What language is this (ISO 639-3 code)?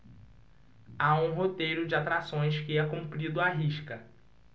por